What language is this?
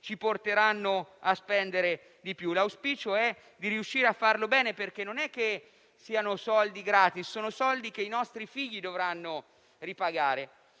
Italian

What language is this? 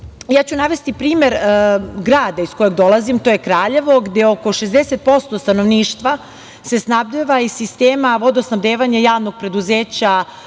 Serbian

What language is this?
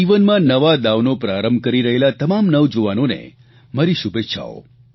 Gujarati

